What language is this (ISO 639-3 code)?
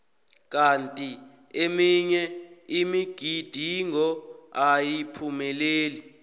nbl